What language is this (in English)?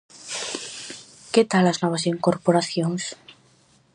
Galician